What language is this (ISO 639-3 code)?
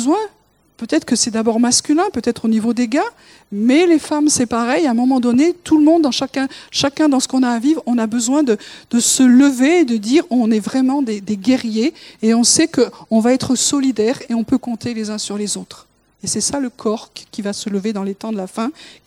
fra